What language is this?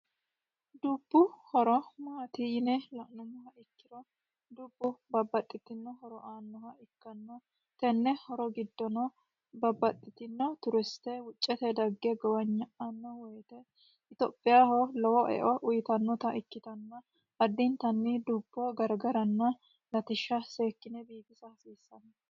Sidamo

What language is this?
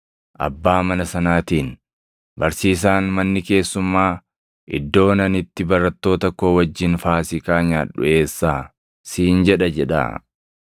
Oromo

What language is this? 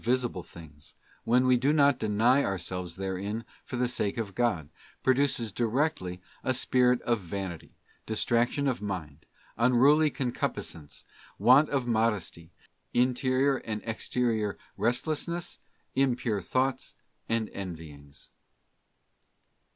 English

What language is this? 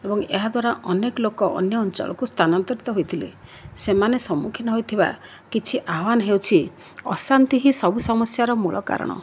Odia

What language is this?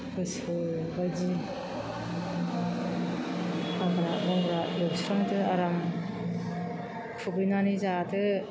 Bodo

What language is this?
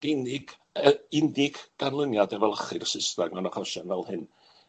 Welsh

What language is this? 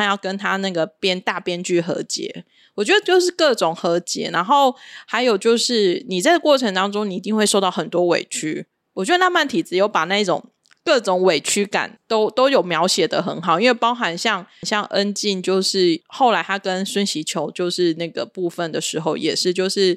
Chinese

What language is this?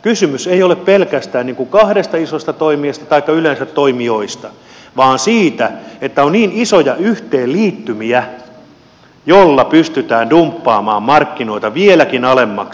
Finnish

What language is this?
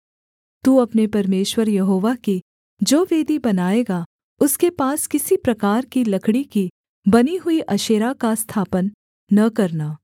Hindi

